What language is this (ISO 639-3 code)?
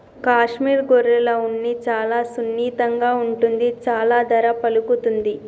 tel